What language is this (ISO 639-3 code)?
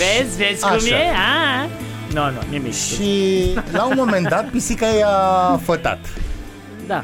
ron